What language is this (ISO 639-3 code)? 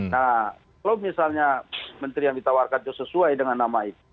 ind